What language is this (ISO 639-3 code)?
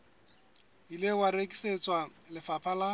sot